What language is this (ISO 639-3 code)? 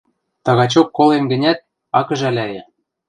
mrj